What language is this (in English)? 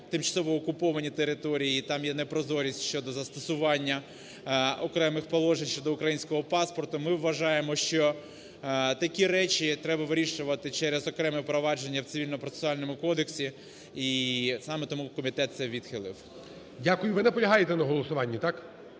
Ukrainian